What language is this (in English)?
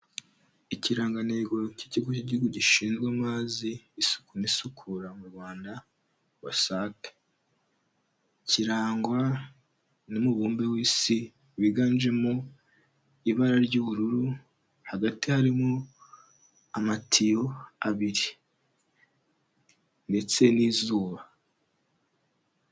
Kinyarwanda